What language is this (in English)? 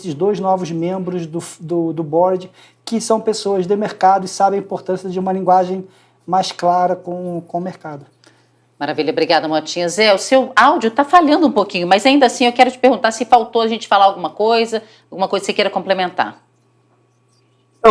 Portuguese